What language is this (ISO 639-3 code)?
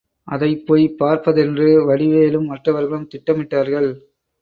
tam